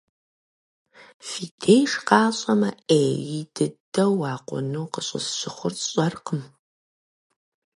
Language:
Kabardian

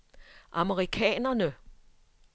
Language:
Danish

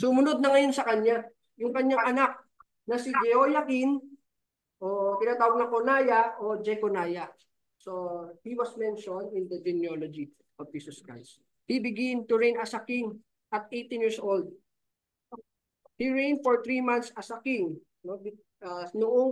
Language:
Filipino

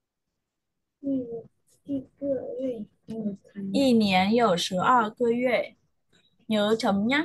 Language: Vietnamese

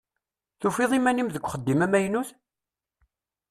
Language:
Kabyle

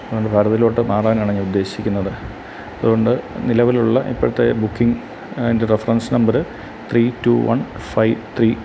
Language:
Malayalam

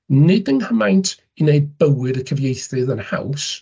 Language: Welsh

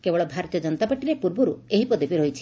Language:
Odia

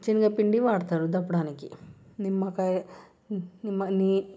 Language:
Telugu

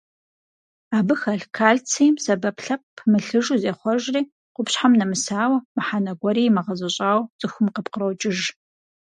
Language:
Kabardian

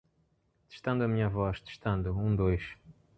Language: Portuguese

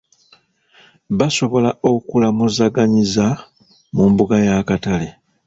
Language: Ganda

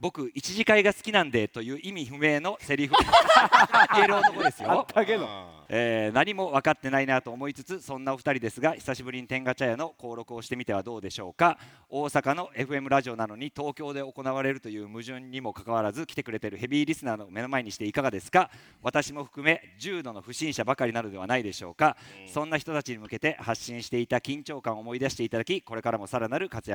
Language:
Japanese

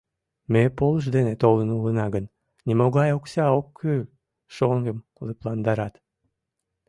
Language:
Mari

